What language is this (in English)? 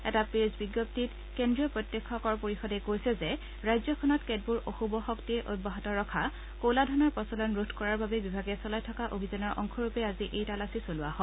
Assamese